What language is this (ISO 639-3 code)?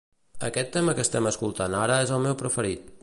cat